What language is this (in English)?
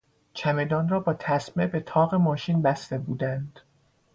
Persian